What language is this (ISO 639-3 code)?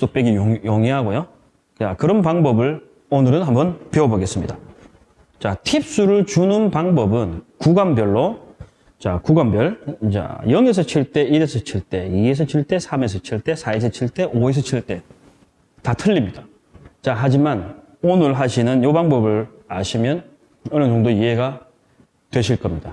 kor